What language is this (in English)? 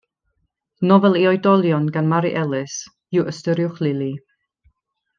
Welsh